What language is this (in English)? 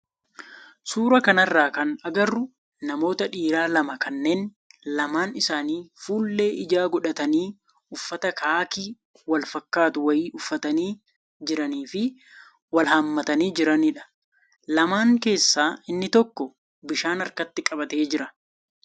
Oromo